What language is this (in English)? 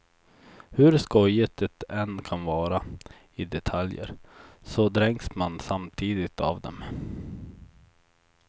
Swedish